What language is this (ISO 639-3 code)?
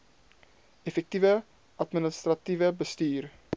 afr